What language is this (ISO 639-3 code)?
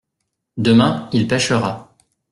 fra